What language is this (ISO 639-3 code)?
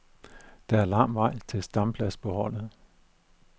dan